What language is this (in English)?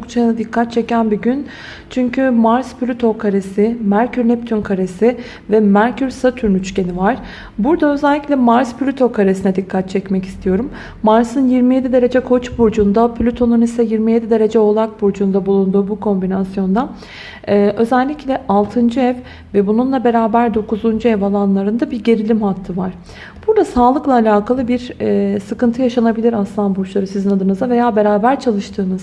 Turkish